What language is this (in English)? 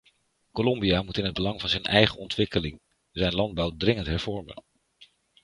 Dutch